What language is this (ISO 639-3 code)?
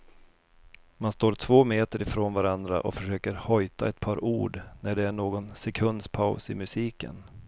swe